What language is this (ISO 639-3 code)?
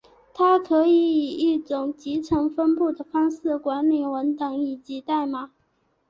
zho